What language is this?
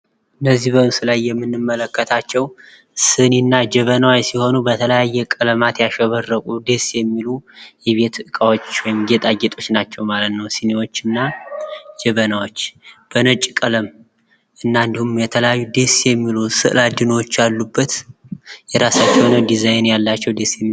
Amharic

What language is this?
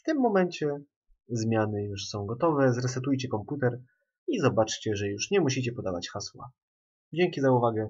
Polish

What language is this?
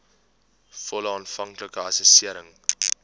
Afrikaans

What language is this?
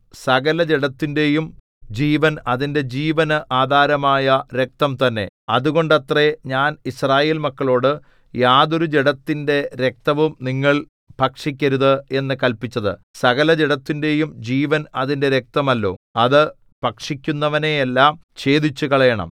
Malayalam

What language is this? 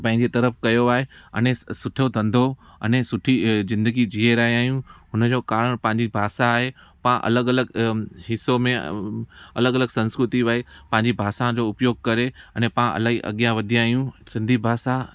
Sindhi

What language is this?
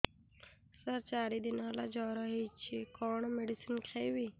Odia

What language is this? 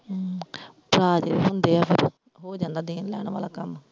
Punjabi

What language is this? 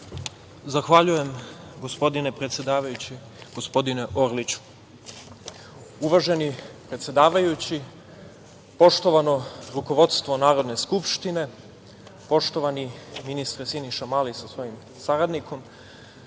Serbian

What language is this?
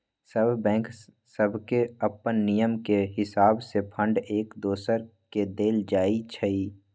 Magahi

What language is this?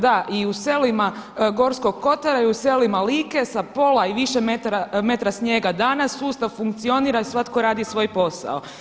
Croatian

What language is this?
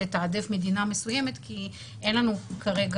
Hebrew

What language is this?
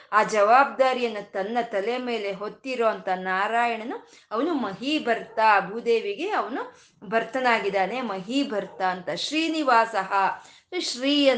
Kannada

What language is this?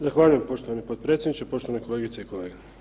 Croatian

